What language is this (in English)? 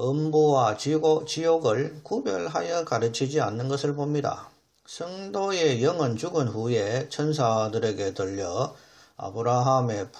Korean